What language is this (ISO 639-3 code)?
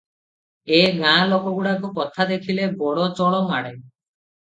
ori